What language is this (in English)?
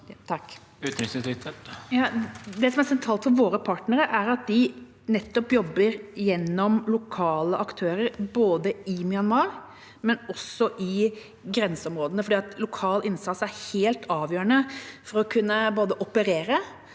Norwegian